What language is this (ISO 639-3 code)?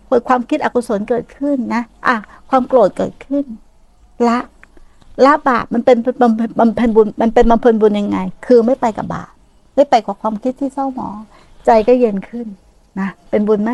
tha